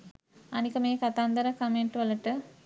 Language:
Sinhala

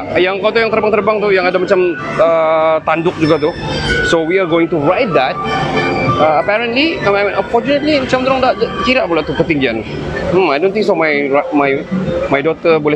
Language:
Malay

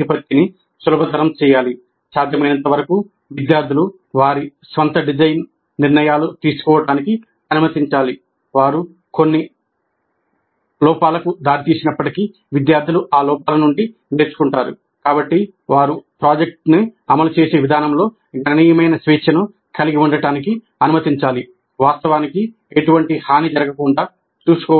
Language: Telugu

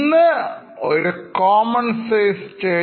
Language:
Malayalam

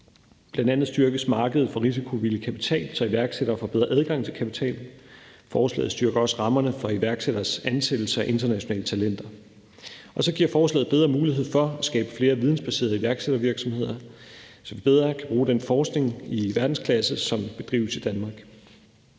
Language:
Danish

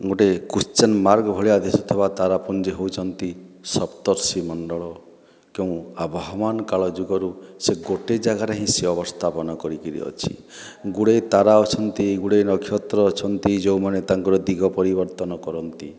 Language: Odia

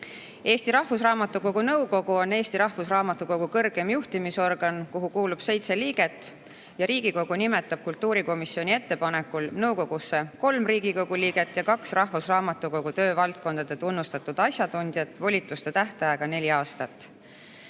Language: Estonian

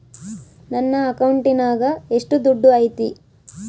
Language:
Kannada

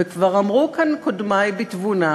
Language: Hebrew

